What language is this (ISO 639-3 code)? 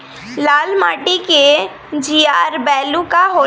bho